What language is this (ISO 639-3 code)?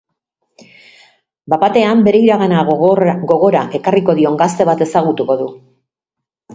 eus